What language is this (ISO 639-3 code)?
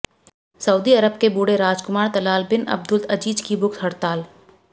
hin